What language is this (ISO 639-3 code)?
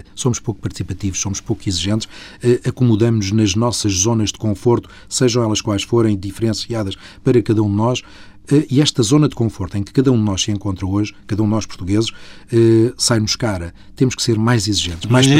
por